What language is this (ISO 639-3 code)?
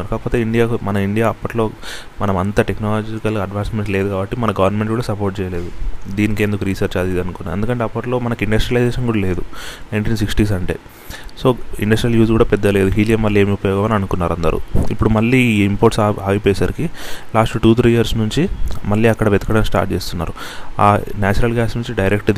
tel